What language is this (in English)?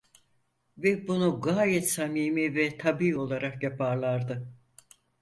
Turkish